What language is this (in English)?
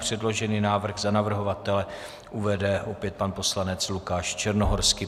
Czech